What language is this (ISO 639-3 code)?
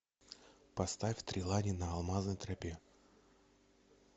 rus